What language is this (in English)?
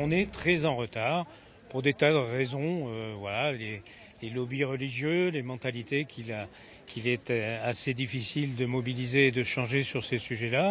French